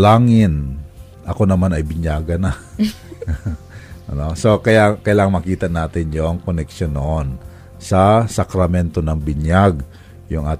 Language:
Filipino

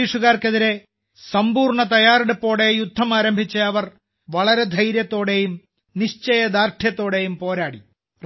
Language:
Malayalam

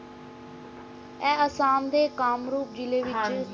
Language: Punjabi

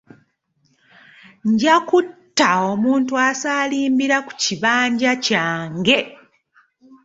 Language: Ganda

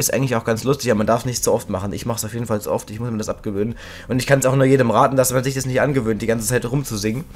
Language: German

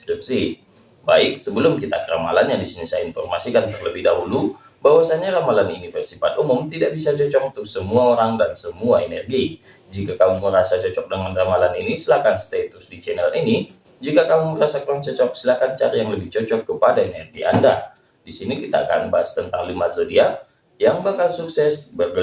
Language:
Indonesian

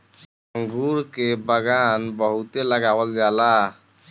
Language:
Bhojpuri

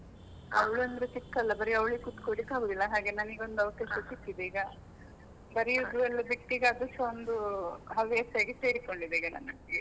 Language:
Kannada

